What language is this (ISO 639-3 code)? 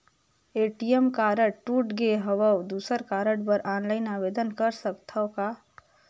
hne